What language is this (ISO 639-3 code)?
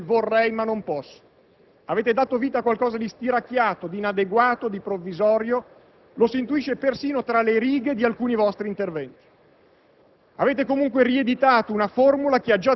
ita